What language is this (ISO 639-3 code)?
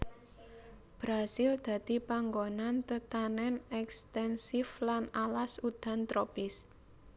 jav